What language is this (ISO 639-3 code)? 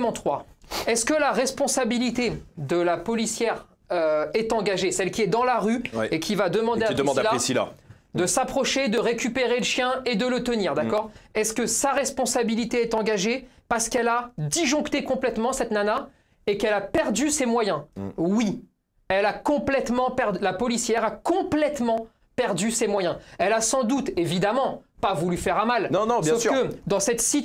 fra